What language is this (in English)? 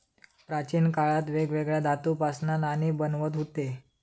Marathi